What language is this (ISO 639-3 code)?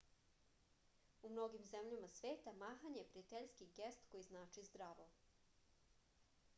srp